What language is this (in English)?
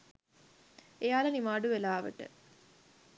Sinhala